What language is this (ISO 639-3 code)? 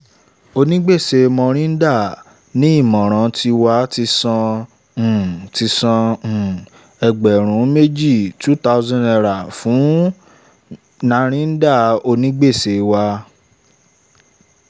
yor